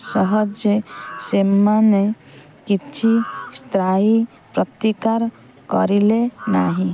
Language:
Odia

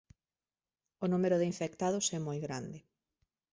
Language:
Galician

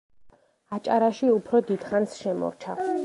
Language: Georgian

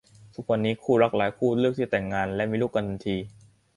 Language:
Thai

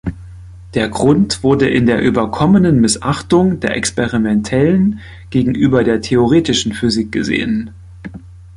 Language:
German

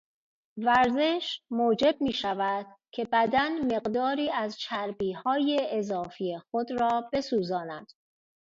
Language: Persian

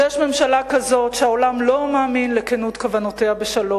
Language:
Hebrew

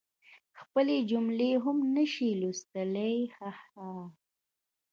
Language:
Pashto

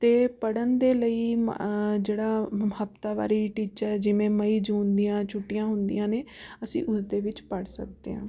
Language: Punjabi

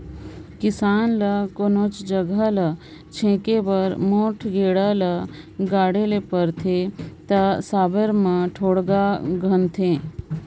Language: Chhattisgarhi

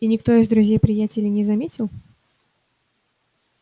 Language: Russian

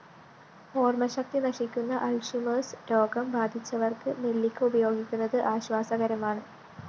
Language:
Malayalam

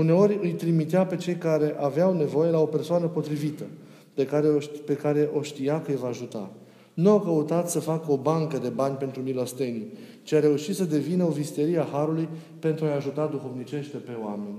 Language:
Romanian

